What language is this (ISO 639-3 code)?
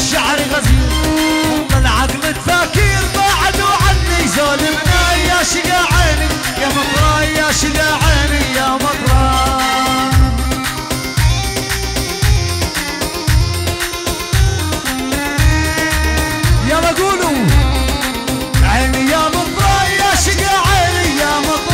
ara